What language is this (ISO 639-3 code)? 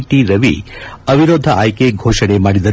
kan